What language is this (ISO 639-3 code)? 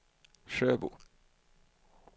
swe